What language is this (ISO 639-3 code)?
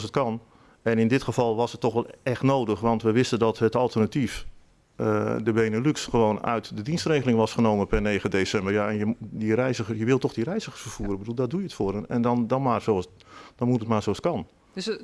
nld